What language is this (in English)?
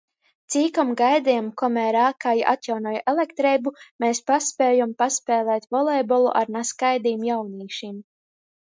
Latgalian